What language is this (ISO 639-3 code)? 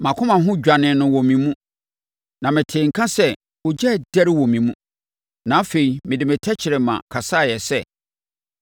aka